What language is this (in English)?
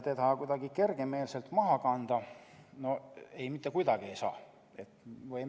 Estonian